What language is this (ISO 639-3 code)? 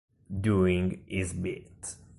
ita